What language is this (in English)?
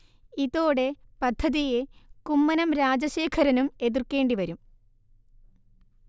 Malayalam